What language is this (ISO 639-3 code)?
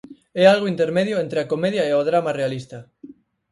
glg